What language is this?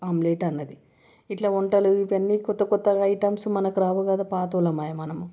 Telugu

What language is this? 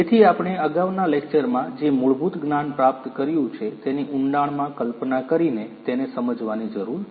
Gujarati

